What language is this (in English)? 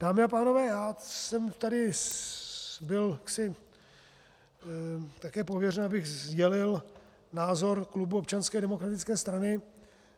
Czech